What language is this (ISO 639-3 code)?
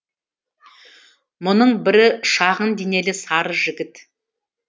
kaz